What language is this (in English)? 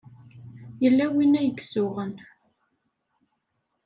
Kabyle